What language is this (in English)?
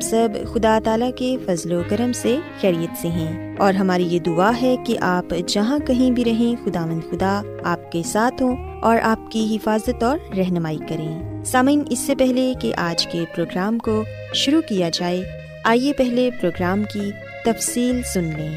Urdu